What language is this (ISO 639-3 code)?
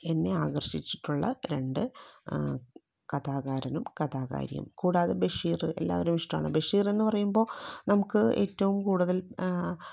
mal